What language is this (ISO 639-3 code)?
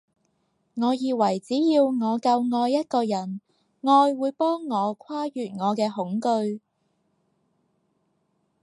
yue